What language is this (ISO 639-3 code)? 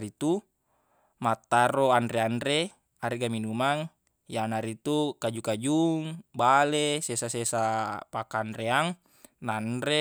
bug